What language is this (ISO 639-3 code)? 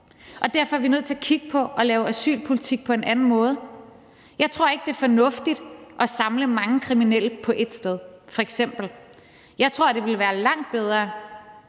dan